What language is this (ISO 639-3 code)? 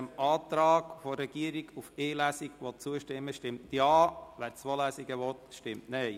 gsw